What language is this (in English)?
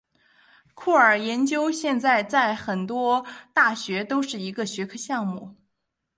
Chinese